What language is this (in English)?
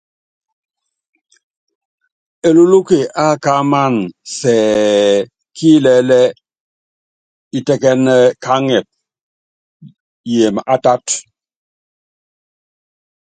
Yangben